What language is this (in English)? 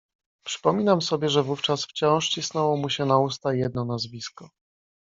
Polish